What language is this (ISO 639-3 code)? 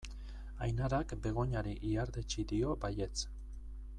eus